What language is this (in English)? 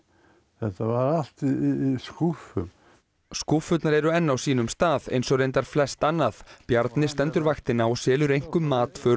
Icelandic